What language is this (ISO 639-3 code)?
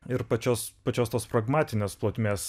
lit